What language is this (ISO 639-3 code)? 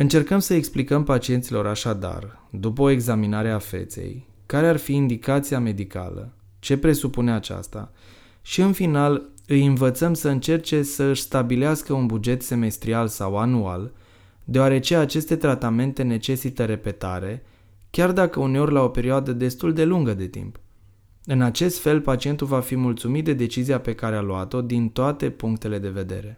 ron